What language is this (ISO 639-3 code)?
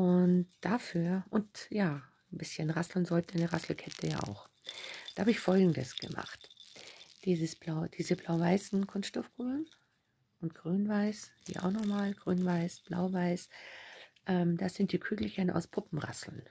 deu